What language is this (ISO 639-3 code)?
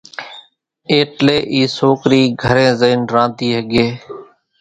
gjk